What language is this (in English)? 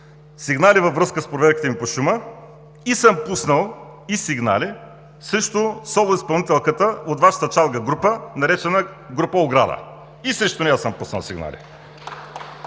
Bulgarian